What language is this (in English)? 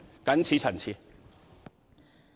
Cantonese